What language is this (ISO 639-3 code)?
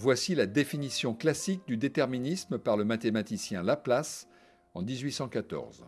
fra